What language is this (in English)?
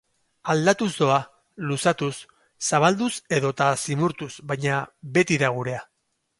Basque